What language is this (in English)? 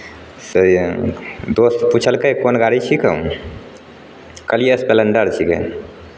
Maithili